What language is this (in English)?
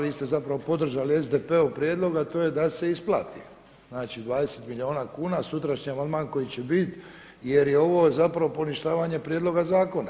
Croatian